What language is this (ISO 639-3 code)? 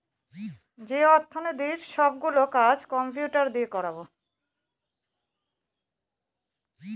ben